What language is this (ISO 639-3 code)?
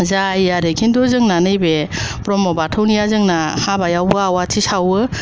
brx